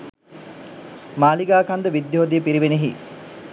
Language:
Sinhala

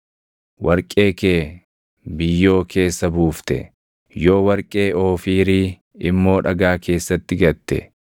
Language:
Oromo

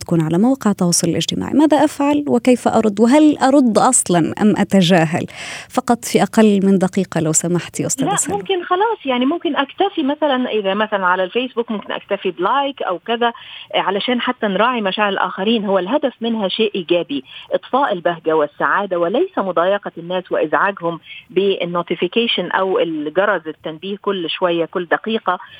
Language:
Arabic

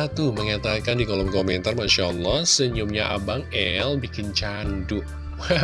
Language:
Indonesian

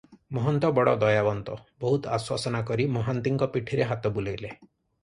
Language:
Odia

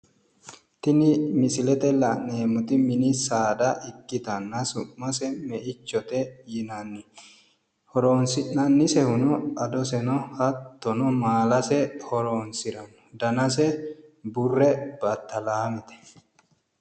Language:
Sidamo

